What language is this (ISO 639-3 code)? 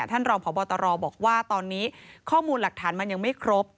tha